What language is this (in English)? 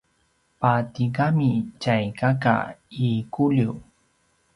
Paiwan